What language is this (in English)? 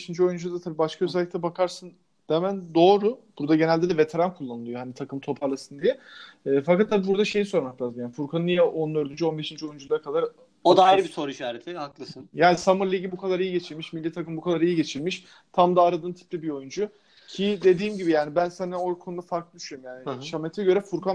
Turkish